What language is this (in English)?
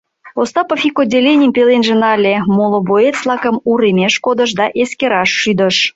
Mari